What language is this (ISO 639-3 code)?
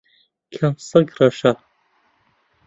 ckb